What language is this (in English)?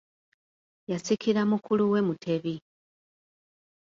Ganda